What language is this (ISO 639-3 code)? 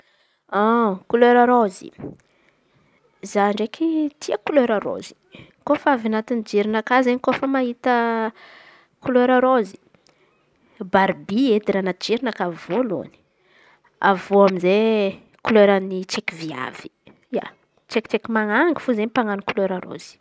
xmv